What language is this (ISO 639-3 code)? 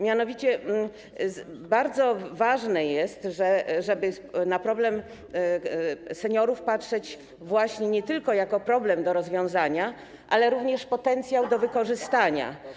pol